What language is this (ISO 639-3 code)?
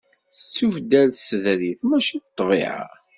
kab